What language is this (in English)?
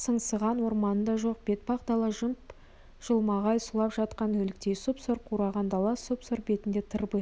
Kazakh